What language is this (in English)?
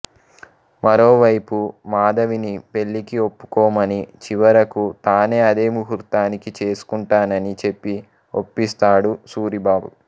Telugu